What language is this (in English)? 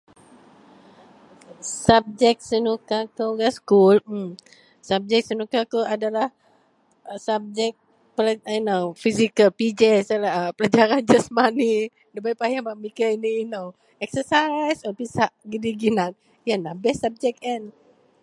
Central Melanau